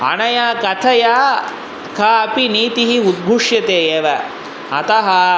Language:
Sanskrit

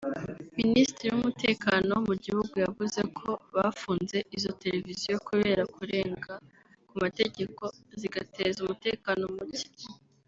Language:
Kinyarwanda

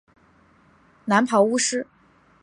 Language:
Chinese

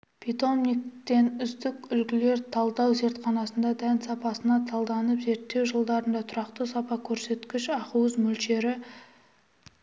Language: Kazakh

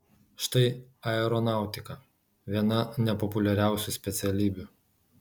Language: Lithuanian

